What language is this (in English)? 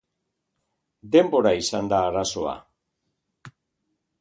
Basque